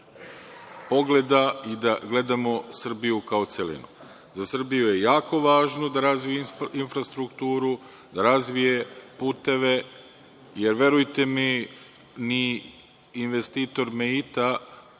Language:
Serbian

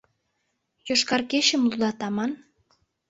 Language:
Mari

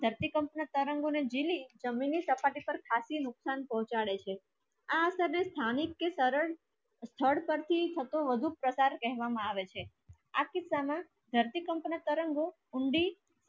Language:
Gujarati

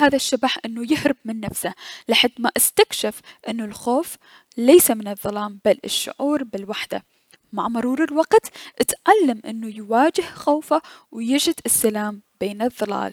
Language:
Mesopotamian Arabic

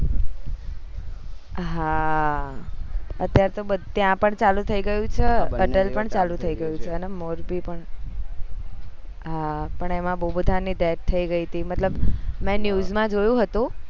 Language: Gujarati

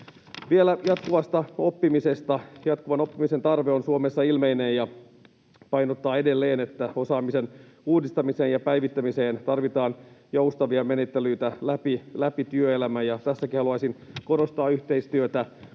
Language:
Finnish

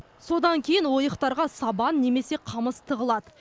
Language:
Kazakh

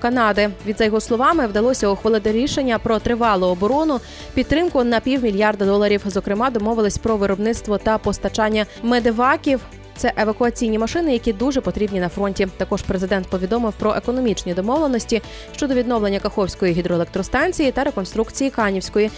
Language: Ukrainian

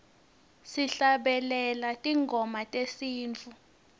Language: Swati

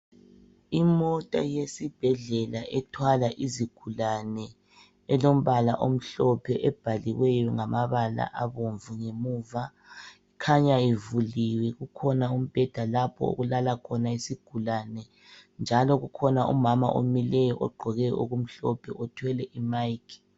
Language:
North Ndebele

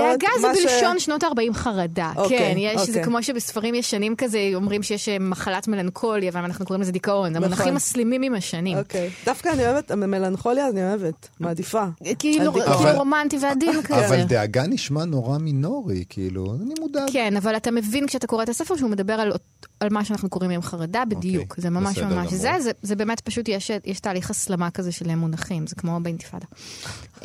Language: Hebrew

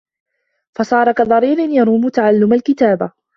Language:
Arabic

